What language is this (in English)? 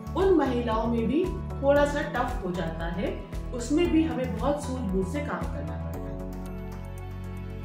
Hindi